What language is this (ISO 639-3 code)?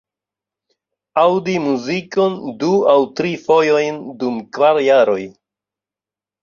epo